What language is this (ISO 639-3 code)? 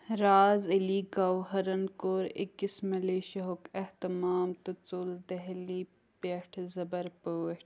kas